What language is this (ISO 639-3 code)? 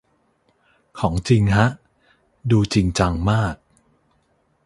tha